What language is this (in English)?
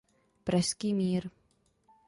Czech